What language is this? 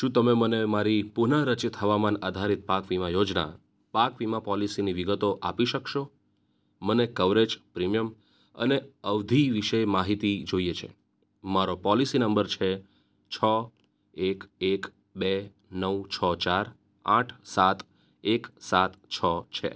Gujarati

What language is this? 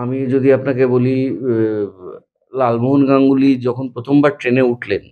Bangla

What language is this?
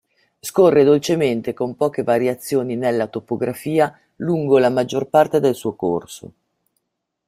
Italian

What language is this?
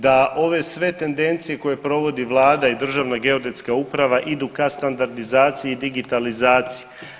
Croatian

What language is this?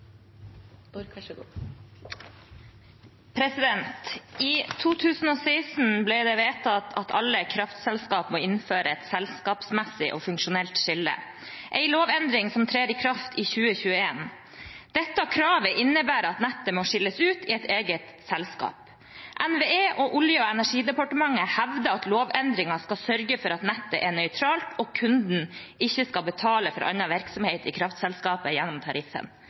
Norwegian Bokmål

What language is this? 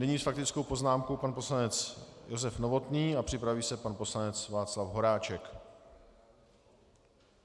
Czech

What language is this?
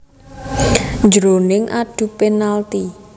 Javanese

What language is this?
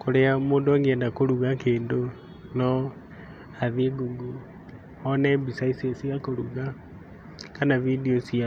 Kikuyu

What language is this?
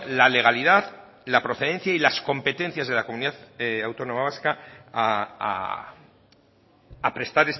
Spanish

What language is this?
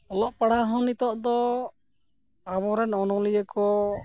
Santali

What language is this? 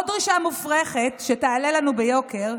Hebrew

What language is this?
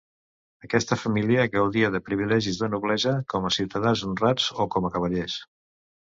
Catalan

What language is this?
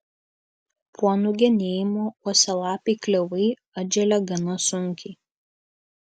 Lithuanian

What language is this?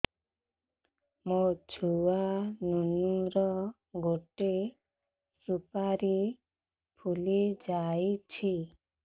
Odia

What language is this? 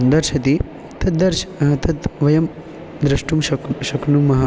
Sanskrit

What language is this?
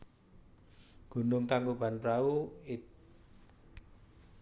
Javanese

